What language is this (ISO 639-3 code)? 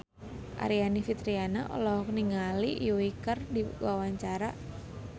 sun